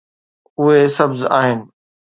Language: Sindhi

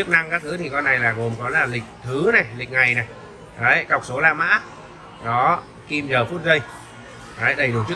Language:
Vietnamese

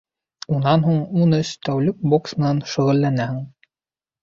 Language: Bashkir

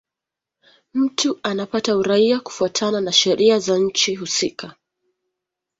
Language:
Swahili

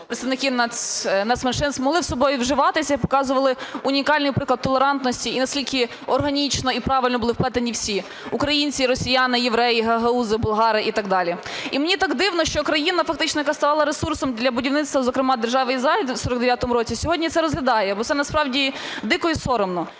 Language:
Ukrainian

